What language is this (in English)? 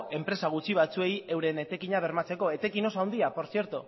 Basque